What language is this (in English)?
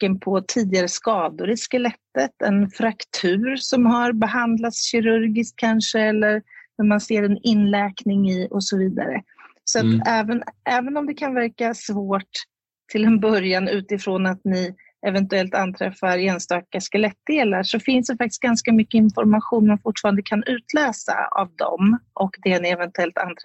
Swedish